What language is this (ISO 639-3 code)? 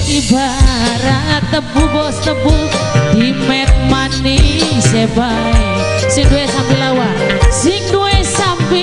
ind